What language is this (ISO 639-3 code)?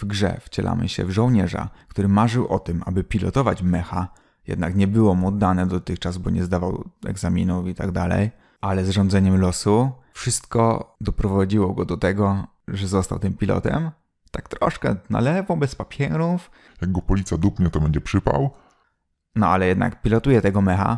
pol